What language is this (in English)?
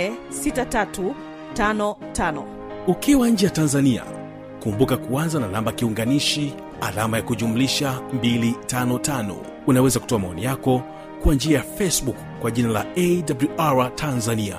Swahili